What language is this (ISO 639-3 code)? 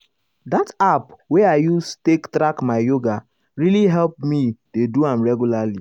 pcm